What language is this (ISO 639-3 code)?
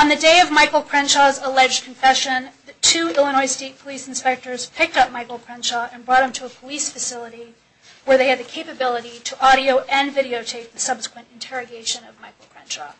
eng